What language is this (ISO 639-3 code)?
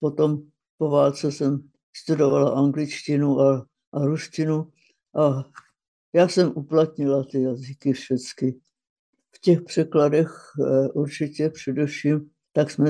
ces